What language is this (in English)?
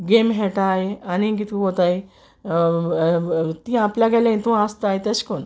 Konkani